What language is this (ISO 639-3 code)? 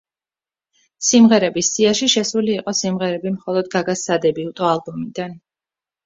kat